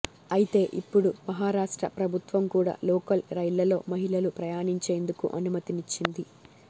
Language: Telugu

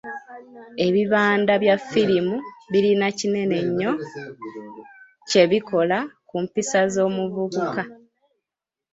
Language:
Ganda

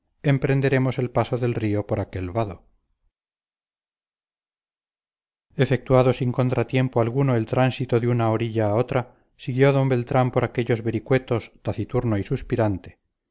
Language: Spanish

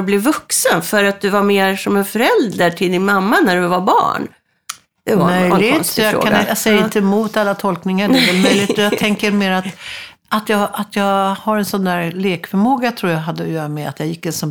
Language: Swedish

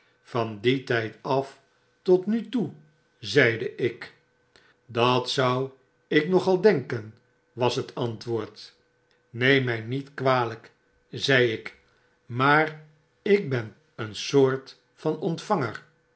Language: Dutch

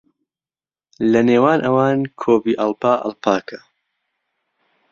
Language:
Central Kurdish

